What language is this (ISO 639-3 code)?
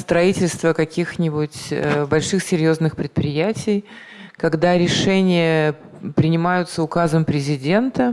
rus